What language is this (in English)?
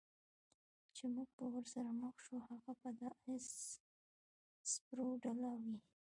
Pashto